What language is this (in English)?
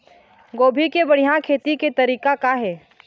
Chhattisgarhi